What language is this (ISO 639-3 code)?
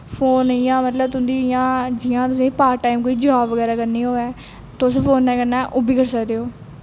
doi